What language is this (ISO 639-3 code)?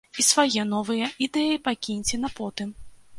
bel